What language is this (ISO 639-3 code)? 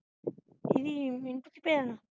pan